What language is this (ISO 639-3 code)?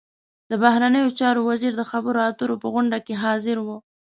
pus